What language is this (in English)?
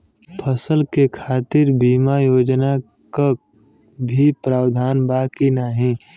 Bhojpuri